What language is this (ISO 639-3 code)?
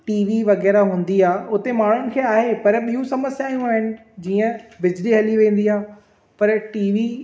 snd